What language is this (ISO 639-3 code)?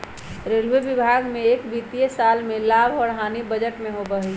mag